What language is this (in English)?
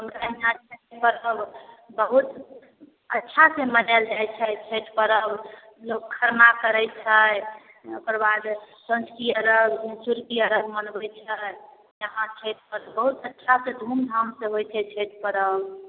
Maithili